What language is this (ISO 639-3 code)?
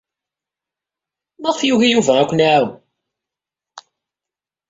kab